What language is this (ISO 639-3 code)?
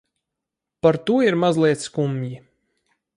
lav